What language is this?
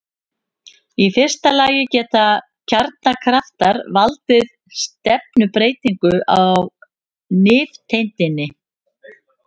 Icelandic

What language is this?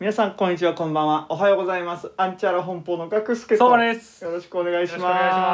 Japanese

